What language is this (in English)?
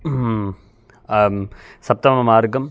Sanskrit